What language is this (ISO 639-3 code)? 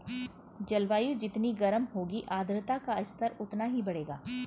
hin